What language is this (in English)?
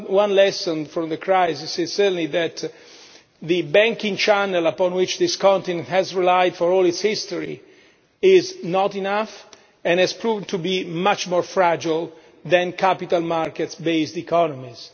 English